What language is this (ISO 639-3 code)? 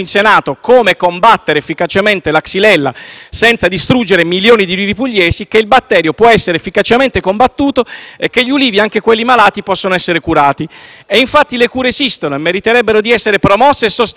ita